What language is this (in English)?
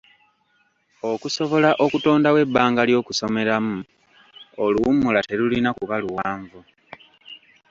Ganda